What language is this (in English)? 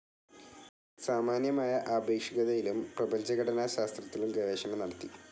Malayalam